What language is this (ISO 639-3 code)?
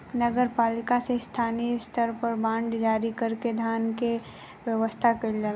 bho